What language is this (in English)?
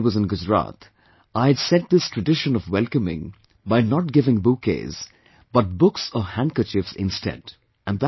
English